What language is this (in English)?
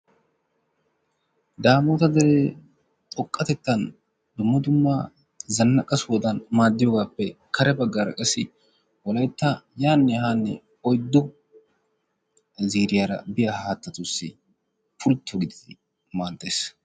Wolaytta